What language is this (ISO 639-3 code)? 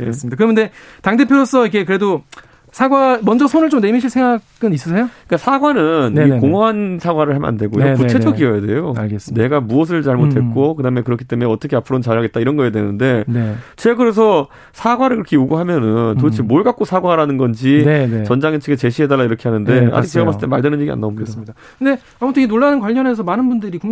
kor